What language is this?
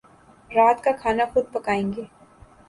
Urdu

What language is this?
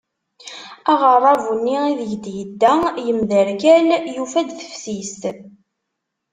Kabyle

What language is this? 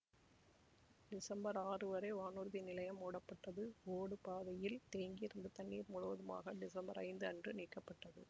Tamil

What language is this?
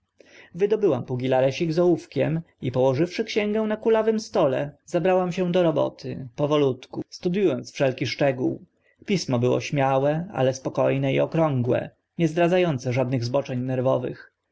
Polish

